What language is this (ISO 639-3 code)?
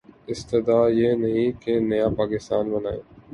urd